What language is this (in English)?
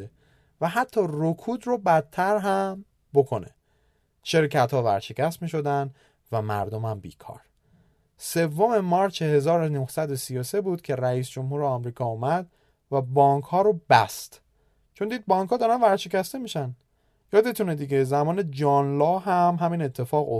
Persian